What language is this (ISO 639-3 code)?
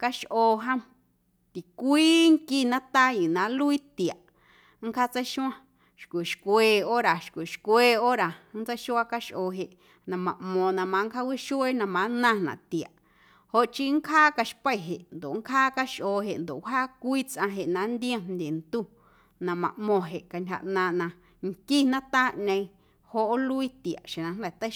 amu